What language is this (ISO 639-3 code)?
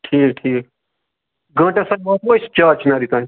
kas